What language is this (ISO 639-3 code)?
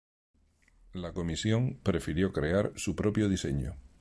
spa